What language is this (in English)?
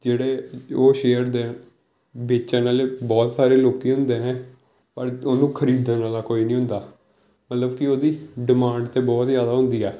Punjabi